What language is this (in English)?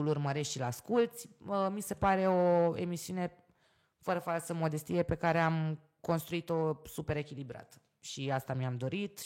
Romanian